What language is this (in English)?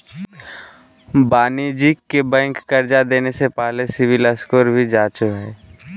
Magahi